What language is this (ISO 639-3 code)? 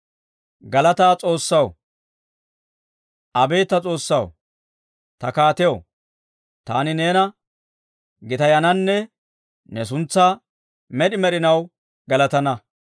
dwr